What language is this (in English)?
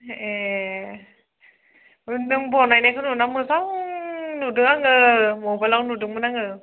Bodo